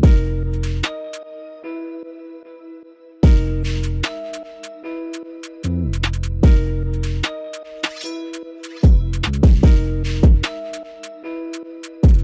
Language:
Arabic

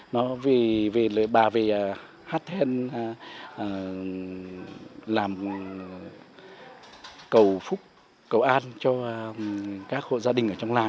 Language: Vietnamese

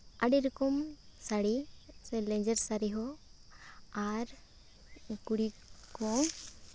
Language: Santali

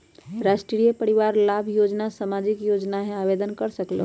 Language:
Magahi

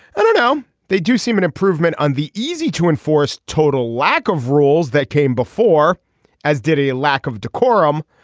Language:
English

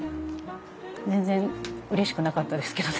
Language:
Japanese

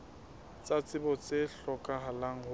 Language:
Southern Sotho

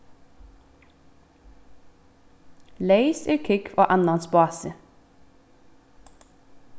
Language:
Faroese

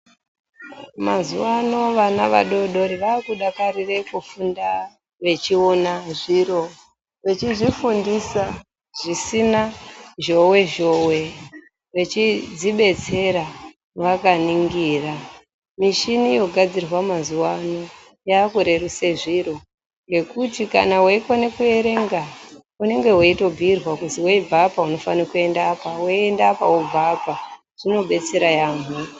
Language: Ndau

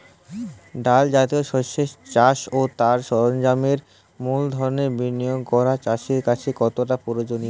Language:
Bangla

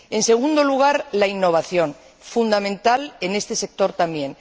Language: Spanish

